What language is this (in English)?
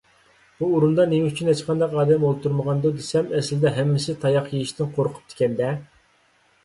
Uyghur